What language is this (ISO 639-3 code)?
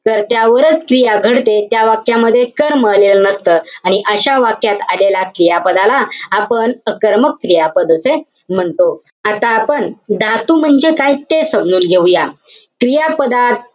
mar